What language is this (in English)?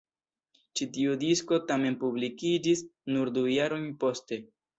Esperanto